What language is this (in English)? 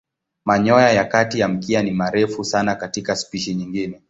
Swahili